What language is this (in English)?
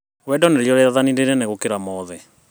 Kikuyu